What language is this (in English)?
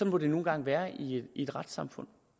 Danish